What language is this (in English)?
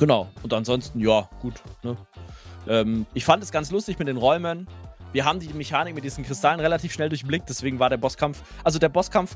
German